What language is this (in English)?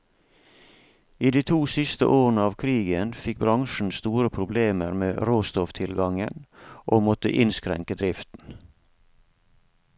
Norwegian